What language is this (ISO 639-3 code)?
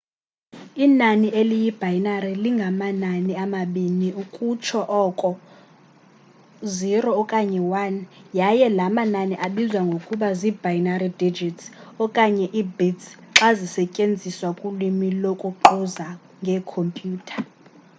xho